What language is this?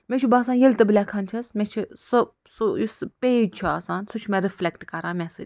Kashmiri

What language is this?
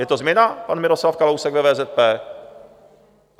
Czech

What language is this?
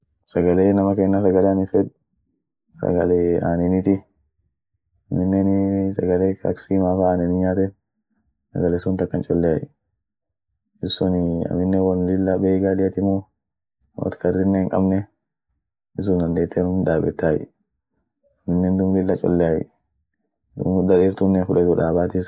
Orma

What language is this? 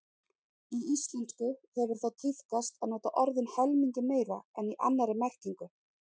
Icelandic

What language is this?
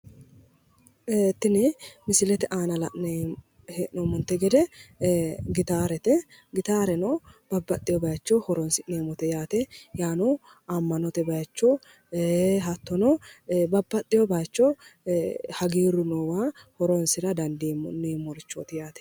Sidamo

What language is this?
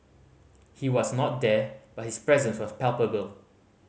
English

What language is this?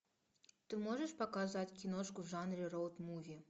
Russian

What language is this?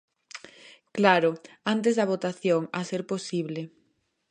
Galician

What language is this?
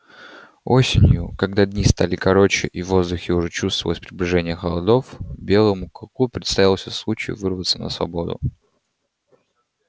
Russian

